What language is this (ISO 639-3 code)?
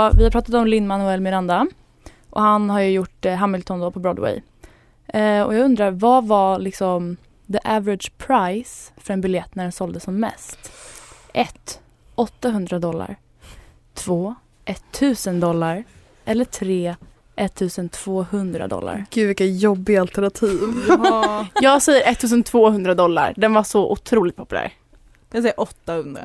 swe